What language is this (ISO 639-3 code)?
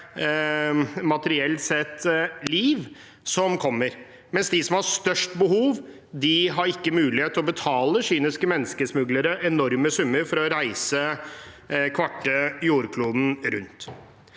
nor